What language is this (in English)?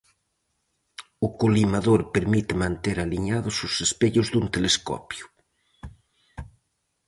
Galician